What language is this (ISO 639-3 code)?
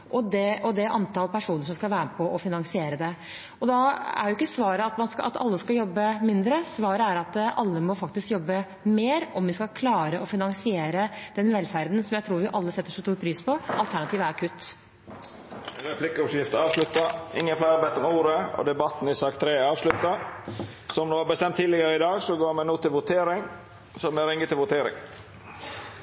nor